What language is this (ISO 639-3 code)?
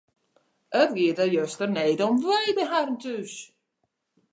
fry